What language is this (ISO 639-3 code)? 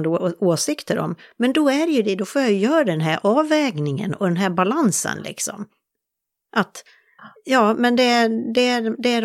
swe